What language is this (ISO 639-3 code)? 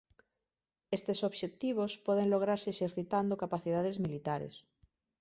glg